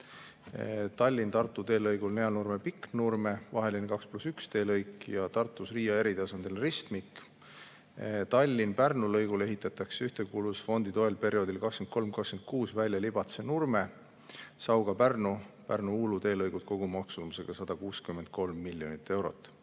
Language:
Estonian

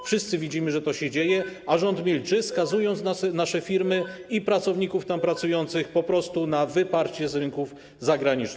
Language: Polish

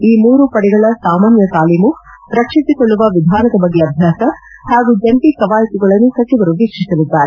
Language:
Kannada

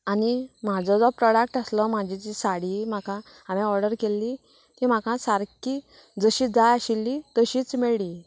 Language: Konkani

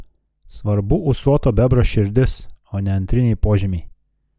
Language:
Lithuanian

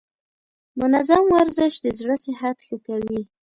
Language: Pashto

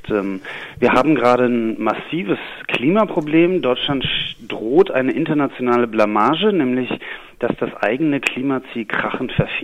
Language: German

